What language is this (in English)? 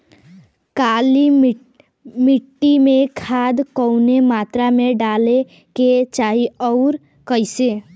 Bhojpuri